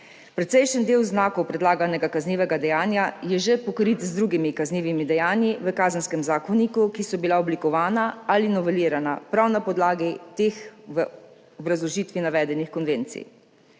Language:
Slovenian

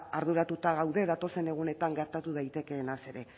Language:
Basque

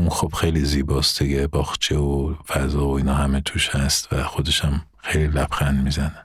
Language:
Persian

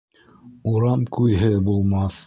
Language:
Bashkir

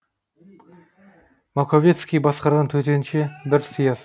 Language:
Kazakh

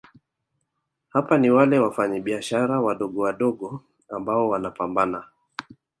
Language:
Swahili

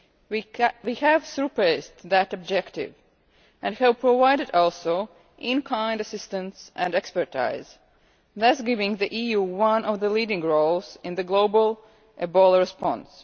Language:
English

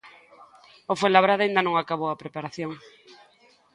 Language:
Galician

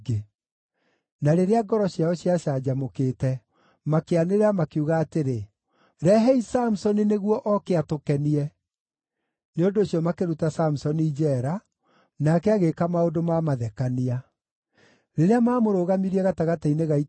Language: Kikuyu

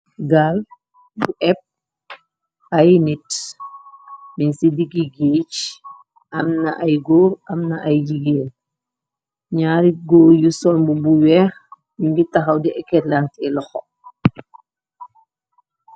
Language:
Wolof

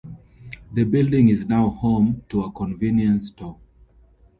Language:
English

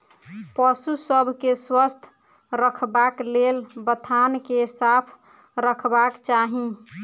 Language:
Maithili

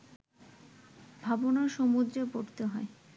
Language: Bangla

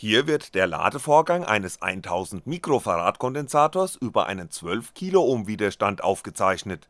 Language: German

